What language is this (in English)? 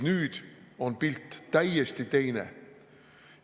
Estonian